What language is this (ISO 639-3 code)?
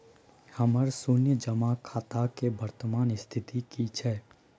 mai